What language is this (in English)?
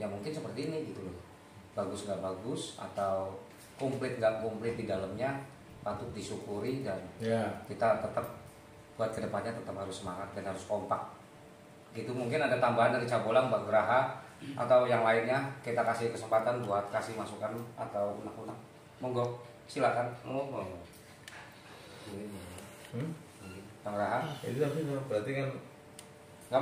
Indonesian